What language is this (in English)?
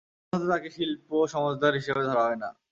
Bangla